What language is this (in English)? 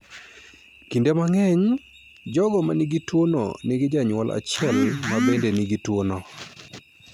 Luo (Kenya and Tanzania)